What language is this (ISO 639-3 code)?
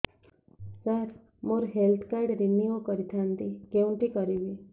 ori